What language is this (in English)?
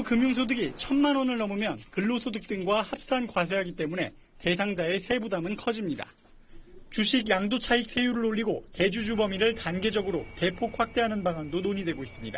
Korean